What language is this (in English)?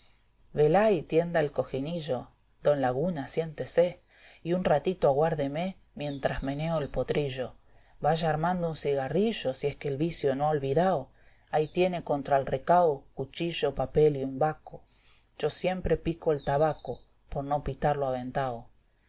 Spanish